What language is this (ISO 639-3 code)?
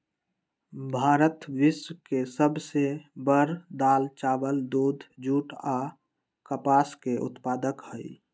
mag